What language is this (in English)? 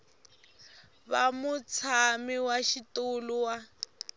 Tsonga